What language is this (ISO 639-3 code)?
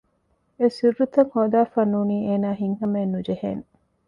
div